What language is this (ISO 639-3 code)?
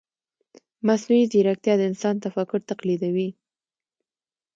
pus